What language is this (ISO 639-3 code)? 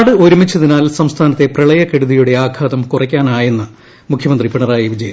mal